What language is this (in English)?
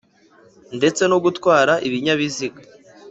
Kinyarwanda